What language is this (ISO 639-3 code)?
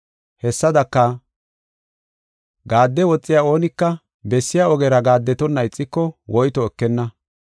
gof